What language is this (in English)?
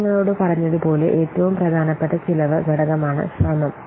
Malayalam